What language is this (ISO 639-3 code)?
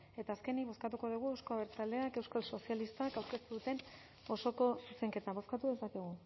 eus